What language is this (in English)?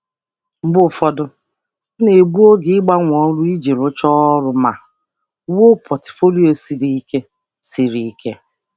Igbo